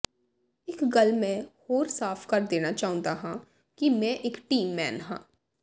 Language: Punjabi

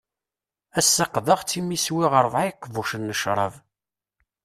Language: Kabyle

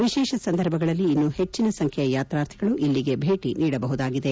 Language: Kannada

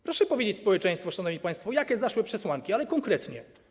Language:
Polish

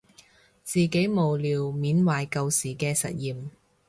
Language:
Cantonese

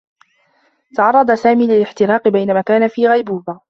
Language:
Arabic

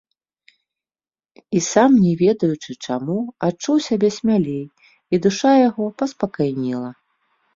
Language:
Belarusian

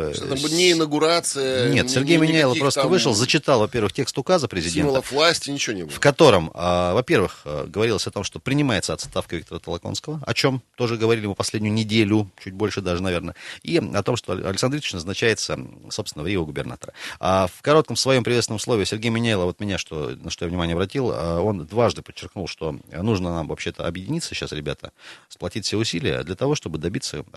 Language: Russian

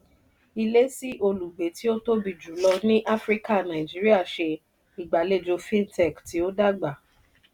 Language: Yoruba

